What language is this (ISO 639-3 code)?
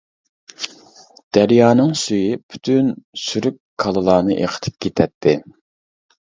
uig